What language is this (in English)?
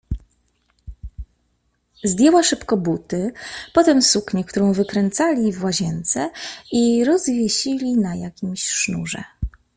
Polish